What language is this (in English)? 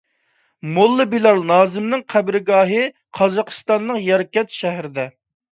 Uyghur